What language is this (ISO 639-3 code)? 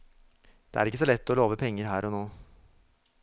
nor